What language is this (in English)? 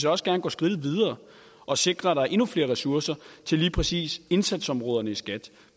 Danish